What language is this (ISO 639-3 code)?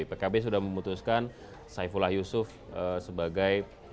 ind